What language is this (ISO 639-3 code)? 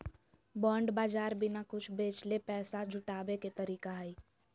mag